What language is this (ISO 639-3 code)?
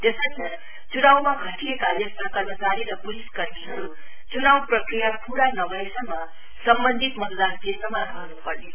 nep